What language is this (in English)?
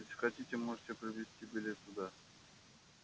Russian